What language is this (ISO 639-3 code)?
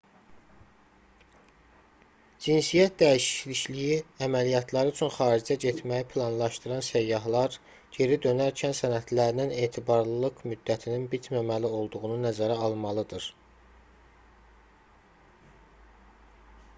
aze